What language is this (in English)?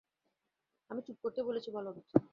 Bangla